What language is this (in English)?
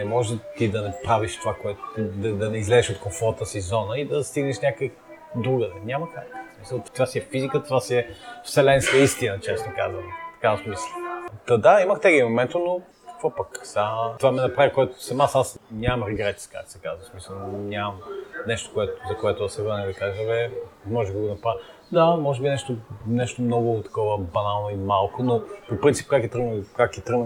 Bulgarian